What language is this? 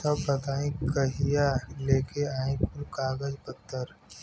Bhojpuri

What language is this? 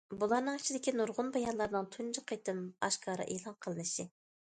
Uyghur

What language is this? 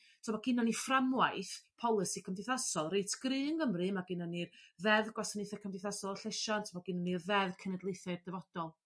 Welsh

